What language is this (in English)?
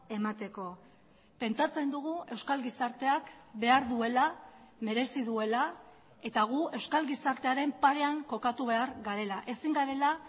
Basque